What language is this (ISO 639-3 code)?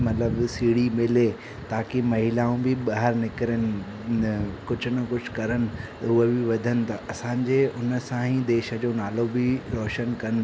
snd